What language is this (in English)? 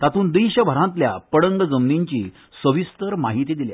Konkani